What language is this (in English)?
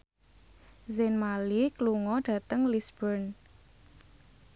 Javanese